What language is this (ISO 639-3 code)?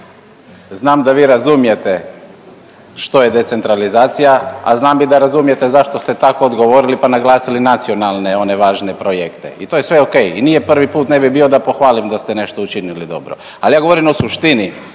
hrv